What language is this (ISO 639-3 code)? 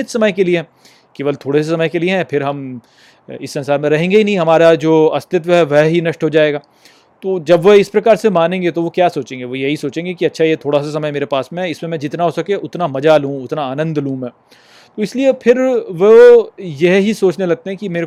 hin